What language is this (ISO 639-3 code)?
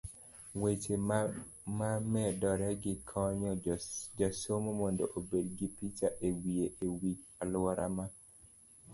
luo